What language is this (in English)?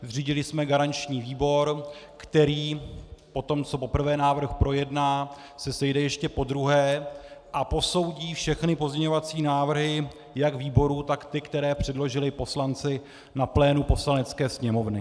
Czech